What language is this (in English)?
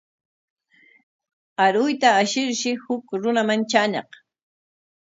Corongo Ancash Quechua